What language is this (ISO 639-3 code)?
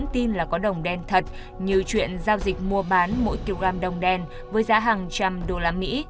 vie